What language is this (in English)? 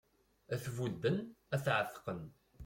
Kabyle